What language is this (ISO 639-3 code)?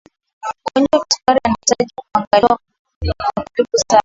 swa